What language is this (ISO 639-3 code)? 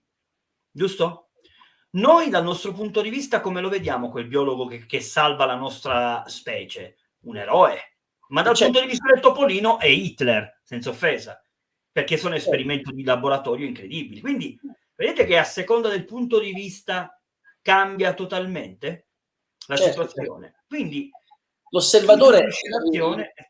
ita